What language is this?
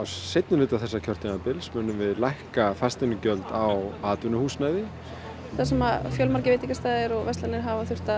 Icelandic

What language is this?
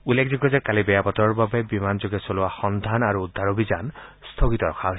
Assamese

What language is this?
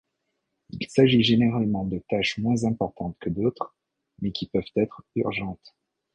French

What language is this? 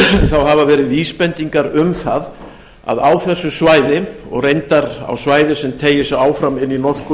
Icelandic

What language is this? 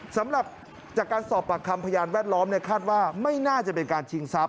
Thai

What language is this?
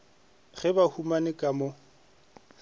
Northern Sotho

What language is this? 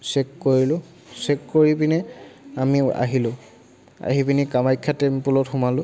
Assamese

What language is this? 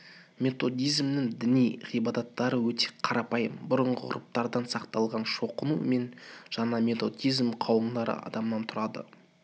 Kazakh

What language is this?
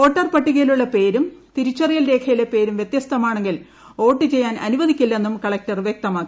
Malayalam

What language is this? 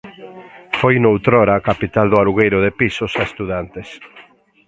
Galician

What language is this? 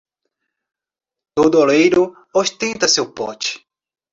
Portuguese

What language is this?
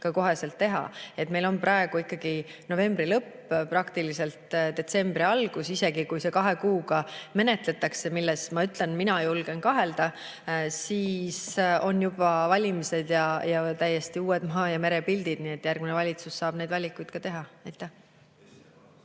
Estonian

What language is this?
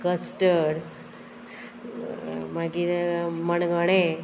Konkani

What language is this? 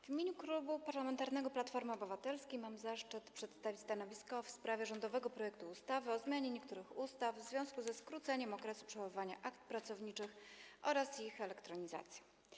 Polish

